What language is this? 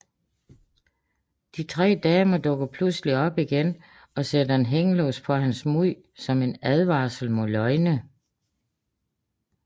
Danish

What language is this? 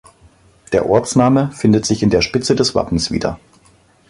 German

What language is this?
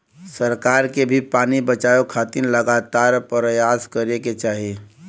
Bhojpuri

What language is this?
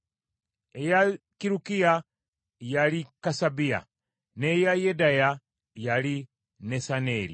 Ganda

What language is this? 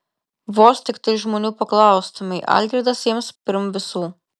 Lithuanian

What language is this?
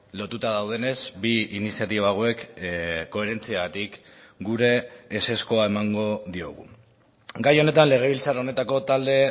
Basque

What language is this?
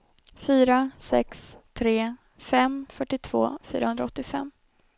Swedish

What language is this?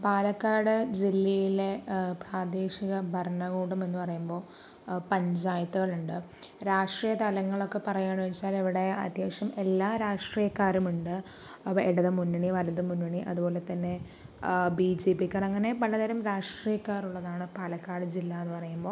Malayalam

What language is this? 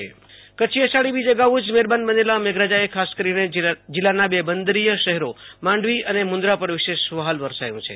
Gujarati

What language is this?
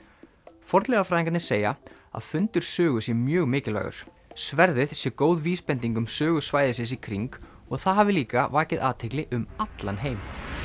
Icelandic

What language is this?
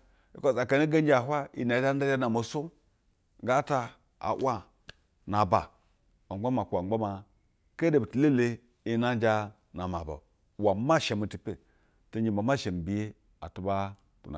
Basa (Nigeria)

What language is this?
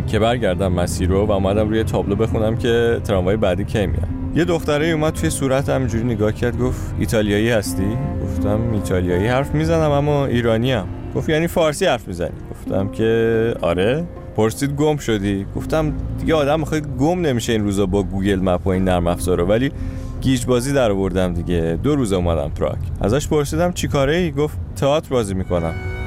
Persian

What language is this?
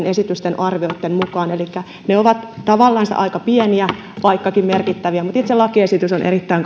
Finnish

